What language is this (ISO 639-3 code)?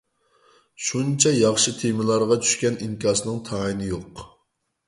uig